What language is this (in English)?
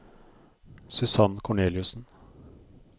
Norwegian